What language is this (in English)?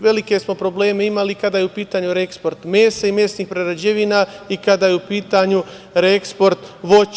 Serbian